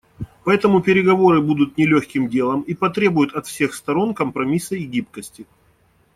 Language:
Russian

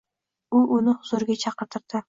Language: Uzbek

